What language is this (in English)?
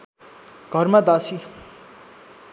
Nepali